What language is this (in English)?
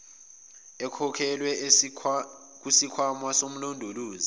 Zulu